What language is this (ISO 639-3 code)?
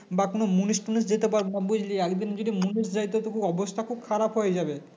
ben